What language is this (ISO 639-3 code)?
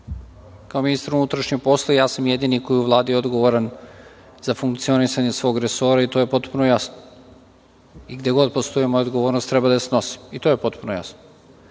srp